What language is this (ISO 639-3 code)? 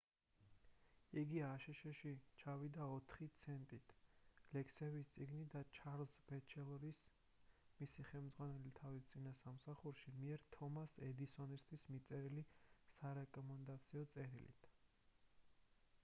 kat